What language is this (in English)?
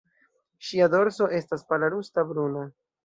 Esperanto